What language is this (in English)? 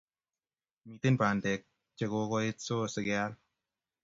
Kalenjin